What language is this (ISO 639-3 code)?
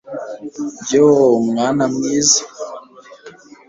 kin